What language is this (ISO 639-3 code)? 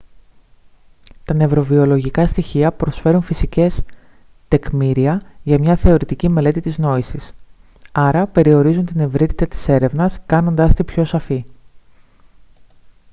ell